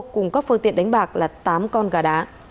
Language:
Vietnamese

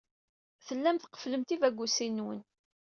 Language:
Kabyle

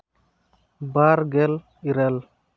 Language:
Santali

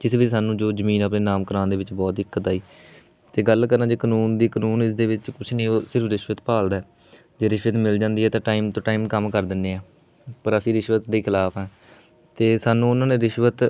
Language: Punjabi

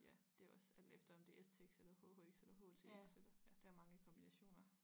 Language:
Danish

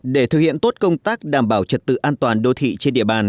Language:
Vietnamese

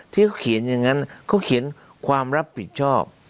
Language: Thai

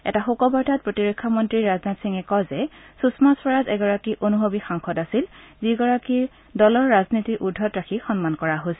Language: Assamese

